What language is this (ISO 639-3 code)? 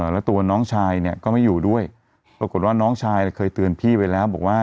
tha